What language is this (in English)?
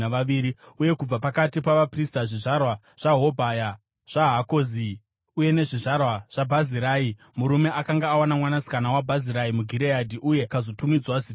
Shona